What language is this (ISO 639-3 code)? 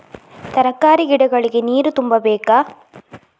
kan